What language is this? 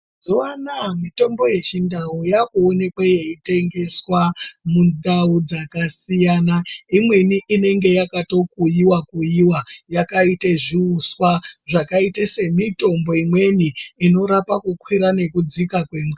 Ndau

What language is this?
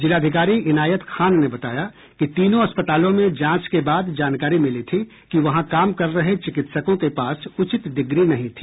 Hindi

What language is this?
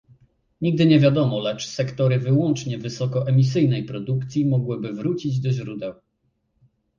Polish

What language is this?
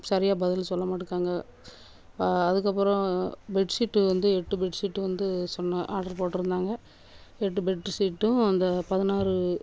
Tamil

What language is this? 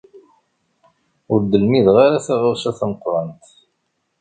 Kabyle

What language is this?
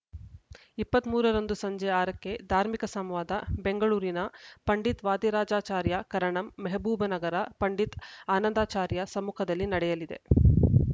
Kannada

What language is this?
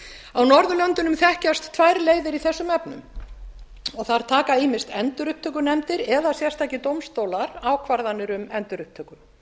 Icelandic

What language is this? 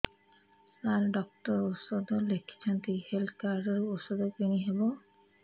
Odia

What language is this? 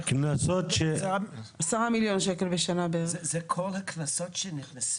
Hebrew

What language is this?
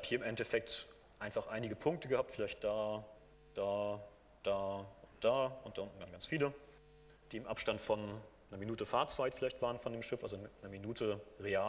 German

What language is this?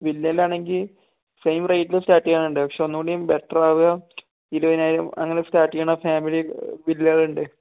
Malayalam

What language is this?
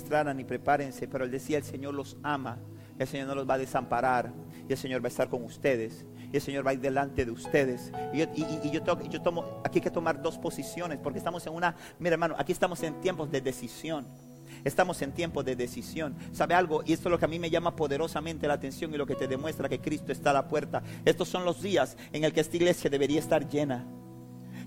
Spanish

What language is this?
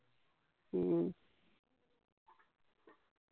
Punjabi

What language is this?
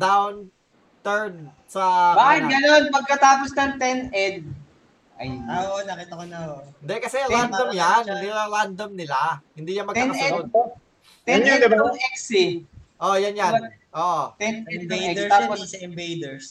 Filipino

